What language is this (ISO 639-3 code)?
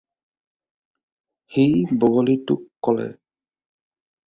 asm